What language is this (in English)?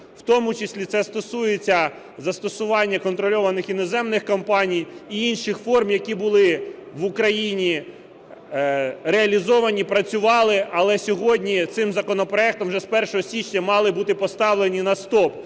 Ukrainian